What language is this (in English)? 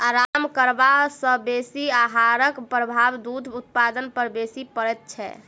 Maithili